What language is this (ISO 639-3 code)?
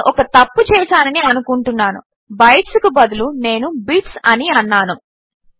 tel